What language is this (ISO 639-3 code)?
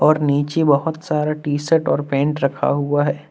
hin